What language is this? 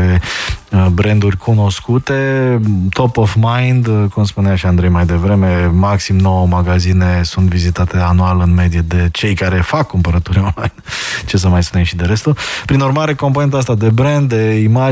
Romanian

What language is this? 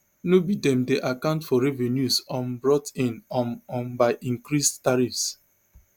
Nigerian Pidgin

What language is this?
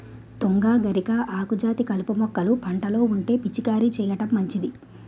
Telugu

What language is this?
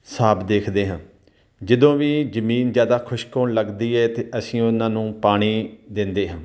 Punjabi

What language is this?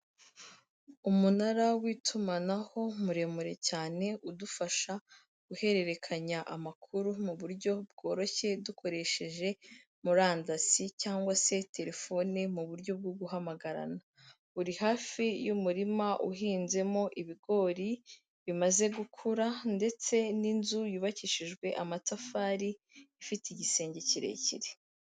Kinyarwanda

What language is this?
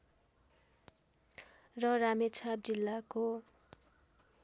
Nepali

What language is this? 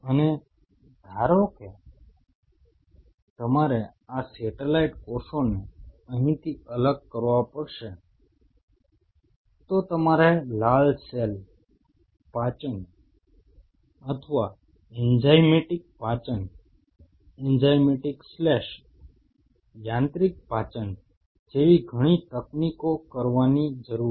Gujarati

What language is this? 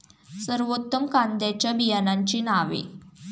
Marathi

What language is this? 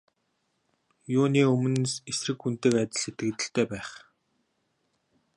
Mongolian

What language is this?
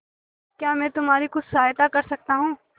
Hindi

